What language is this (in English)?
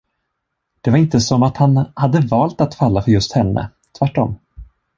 Swedish